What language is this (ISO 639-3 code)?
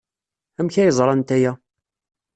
kab